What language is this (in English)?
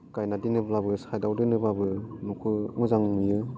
Bodo